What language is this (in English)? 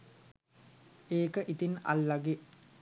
Sinhala